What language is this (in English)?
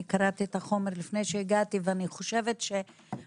Hebrew